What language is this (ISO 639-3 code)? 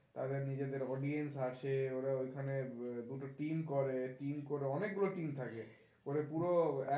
ben